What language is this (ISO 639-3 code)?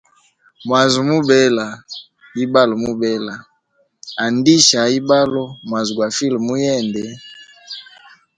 hem